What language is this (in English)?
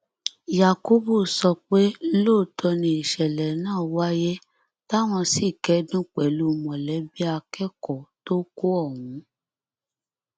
Yoruba